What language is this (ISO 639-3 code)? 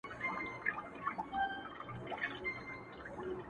pus